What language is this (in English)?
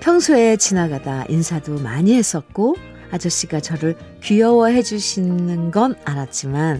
Korean